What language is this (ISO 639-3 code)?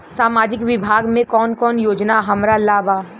bho